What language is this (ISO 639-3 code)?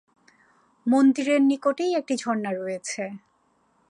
ben